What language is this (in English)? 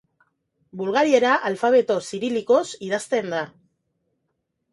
Basque